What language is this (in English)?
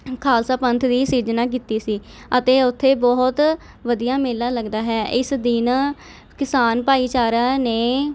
Punjabi